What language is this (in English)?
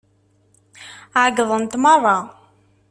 Kabyle